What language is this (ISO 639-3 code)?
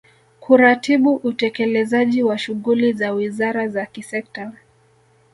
swa